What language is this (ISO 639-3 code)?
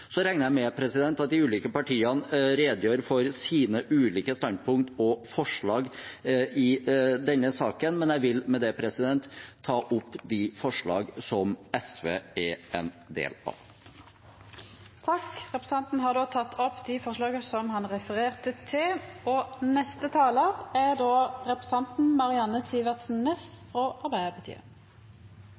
nor